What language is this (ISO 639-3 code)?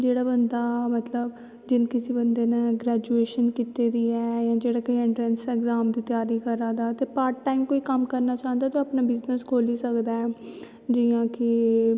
doi